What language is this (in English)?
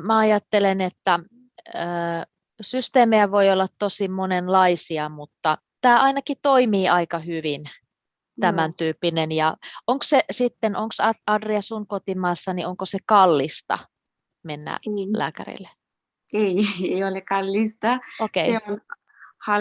Finnish